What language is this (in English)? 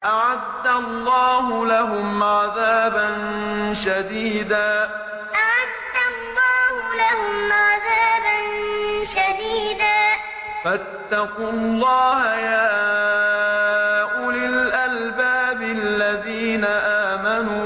Arabic